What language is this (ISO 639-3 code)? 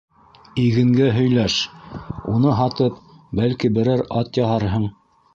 bak